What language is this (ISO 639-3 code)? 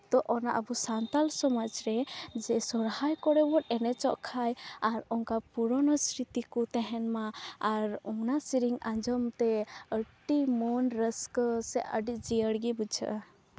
sat